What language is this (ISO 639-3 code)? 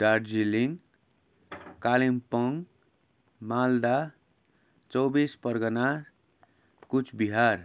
nep